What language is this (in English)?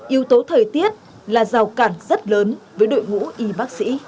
Vietnamese